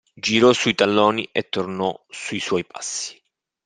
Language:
Italian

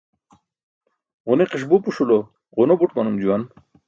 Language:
Burushaski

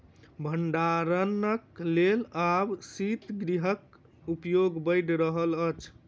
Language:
Maithili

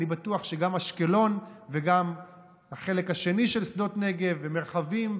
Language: Hebrew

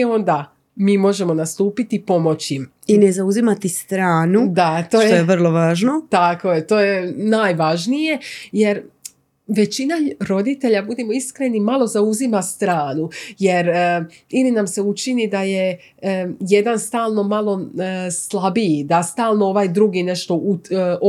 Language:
Croatian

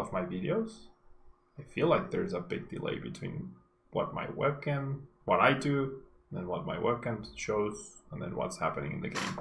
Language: English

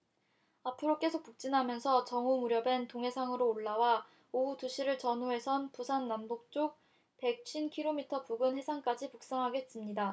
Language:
Korean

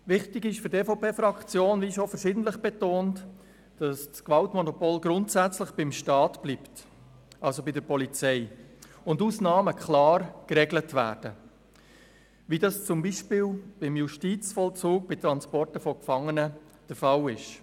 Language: Swiss German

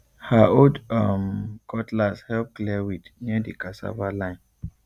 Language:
Nigerian Pidgin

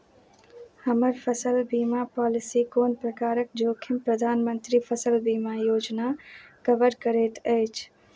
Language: Maithili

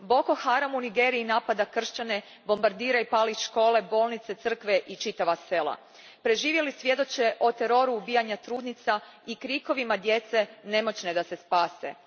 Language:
Croatian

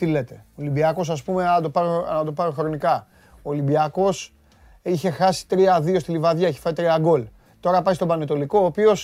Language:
Greek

